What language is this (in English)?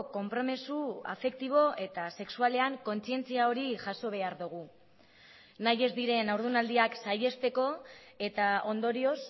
Basque